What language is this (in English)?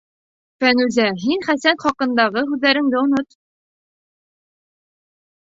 Bashkir